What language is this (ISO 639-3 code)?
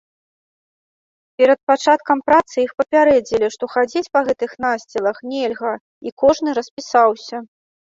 bel